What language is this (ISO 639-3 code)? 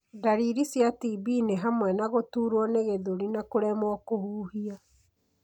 kik